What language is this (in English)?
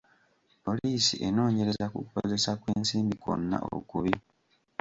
Ganda